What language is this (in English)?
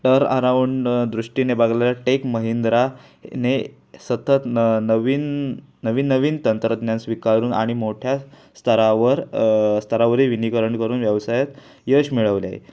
Marathi